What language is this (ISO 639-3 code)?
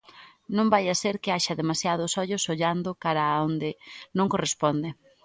glg